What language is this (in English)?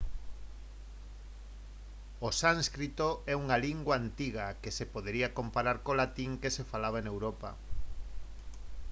Galician